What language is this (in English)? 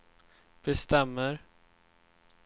Swedish